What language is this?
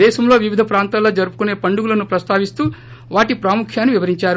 Telugu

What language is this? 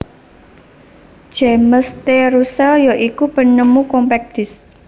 Javanese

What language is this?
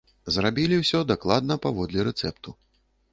Belarusian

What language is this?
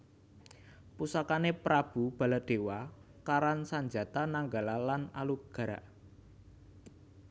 Javanese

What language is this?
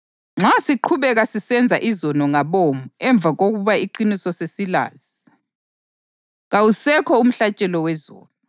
North Ndebele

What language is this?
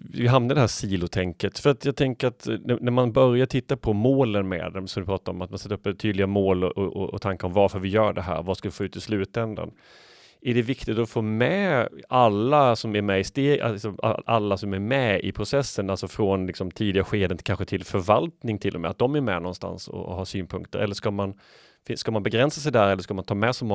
Swedish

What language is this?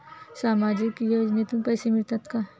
Marathi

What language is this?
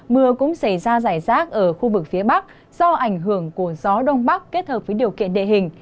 Vietnamese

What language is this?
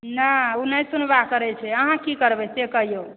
Maithili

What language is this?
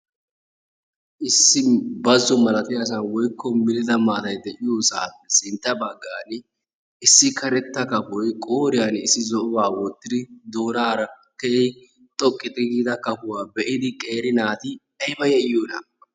Wolaytta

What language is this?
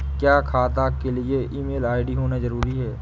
Hindi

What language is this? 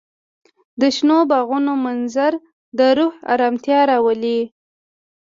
Pashto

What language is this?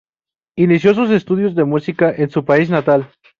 Spanish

